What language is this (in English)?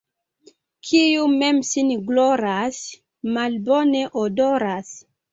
Esperanto